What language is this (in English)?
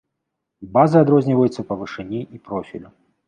Belarusian